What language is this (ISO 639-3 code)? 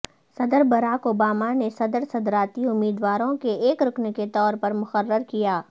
urd